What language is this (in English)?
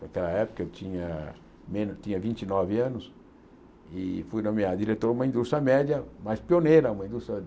Portuguese